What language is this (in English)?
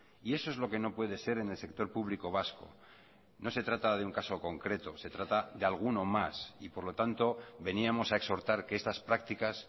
Spanish